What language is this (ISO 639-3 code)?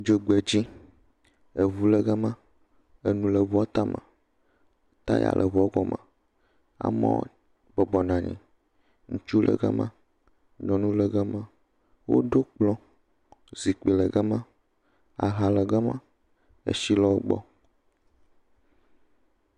ewe